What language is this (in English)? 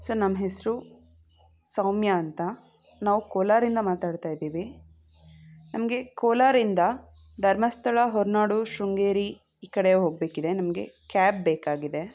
Kannada